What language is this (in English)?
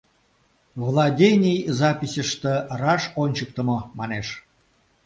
Mari